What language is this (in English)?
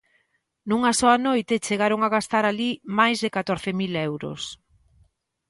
Galician